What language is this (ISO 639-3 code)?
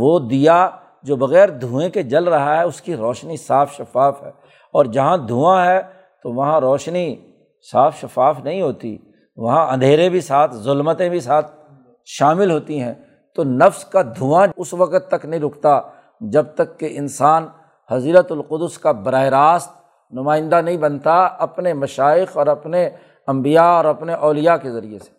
urd